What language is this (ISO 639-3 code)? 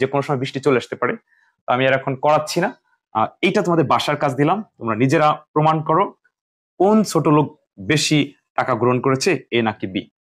ben